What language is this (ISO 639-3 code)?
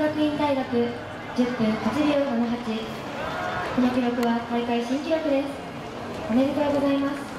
jpn